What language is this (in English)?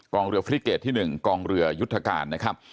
Thai